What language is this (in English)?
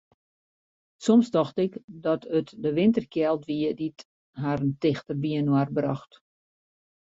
Western Frisian